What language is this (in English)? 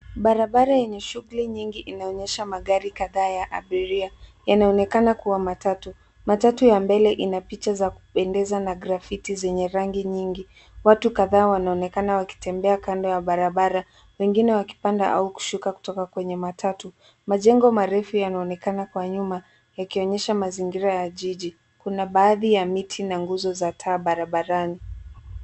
Swahili